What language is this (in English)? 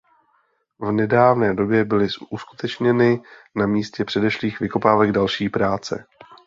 Czech